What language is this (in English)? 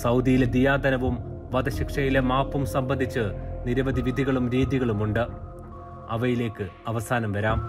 Malayalam